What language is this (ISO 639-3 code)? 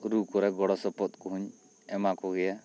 sat